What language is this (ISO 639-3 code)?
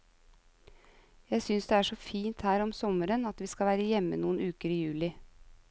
nor